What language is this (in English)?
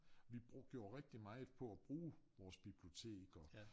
Danish